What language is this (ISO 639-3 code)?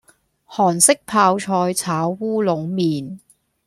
yue